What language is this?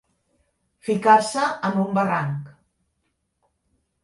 Catalan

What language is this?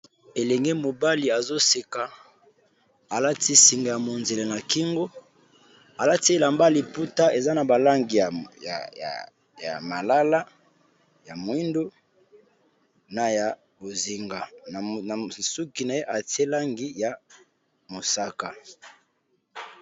Lingala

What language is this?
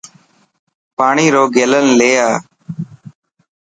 Dhatki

